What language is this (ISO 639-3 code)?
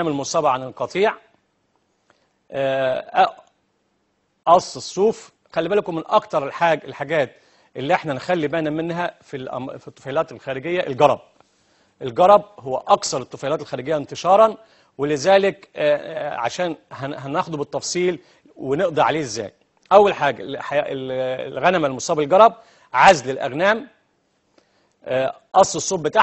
ara